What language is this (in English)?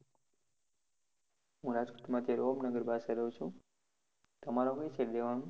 Gujarati